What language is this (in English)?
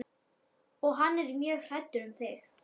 Icelandic